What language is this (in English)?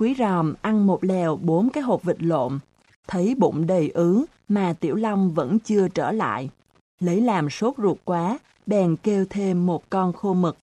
Vietnamese